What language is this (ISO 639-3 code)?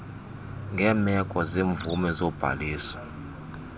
xho